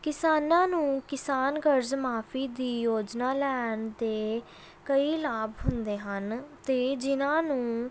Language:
Punjabi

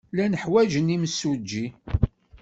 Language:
Kabyle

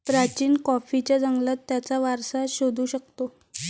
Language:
Marathi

